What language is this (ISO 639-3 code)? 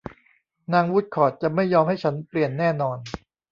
tha